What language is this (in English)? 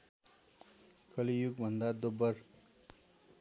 Nepali